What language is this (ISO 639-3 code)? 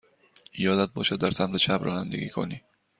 fas